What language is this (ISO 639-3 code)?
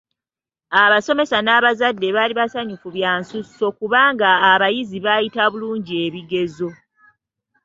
lug